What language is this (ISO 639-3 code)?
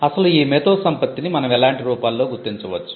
tel